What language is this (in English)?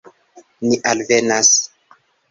Esperanto